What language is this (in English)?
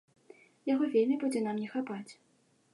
Belarusian